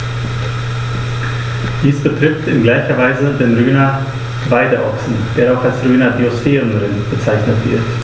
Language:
German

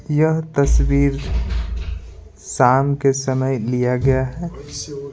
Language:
Hindi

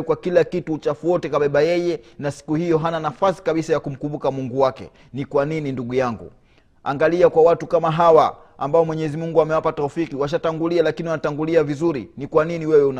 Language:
Swahili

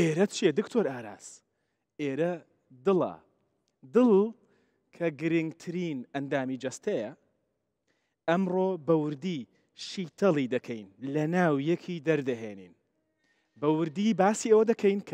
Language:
Arabic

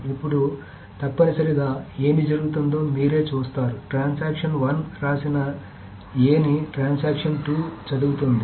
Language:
Telugu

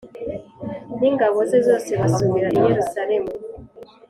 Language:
Kinyarwanda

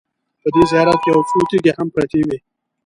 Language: Pashto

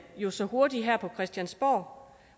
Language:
Danish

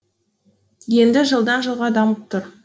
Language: Kazakh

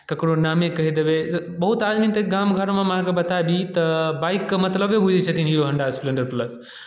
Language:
Maithili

